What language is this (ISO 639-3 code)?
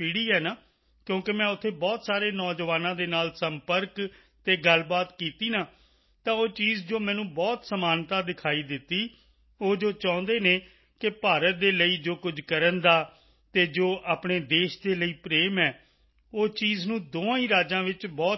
pan